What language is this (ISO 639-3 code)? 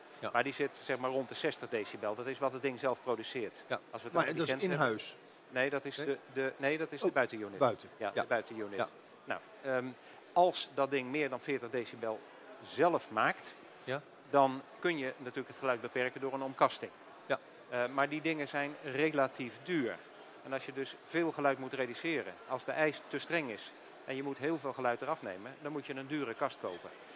nld